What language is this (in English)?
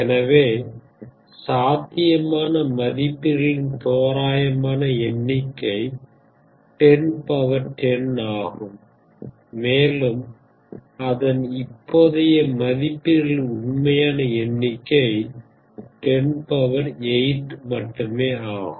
Tamil